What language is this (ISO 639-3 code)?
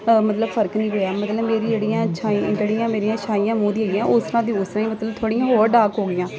pan